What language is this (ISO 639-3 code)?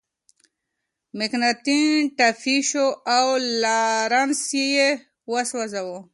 pus